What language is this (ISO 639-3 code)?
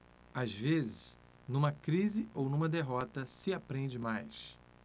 por